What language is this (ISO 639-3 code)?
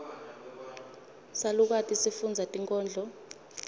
ssw